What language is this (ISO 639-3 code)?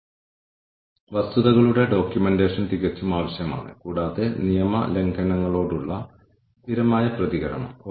mal